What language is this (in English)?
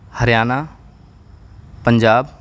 Urdu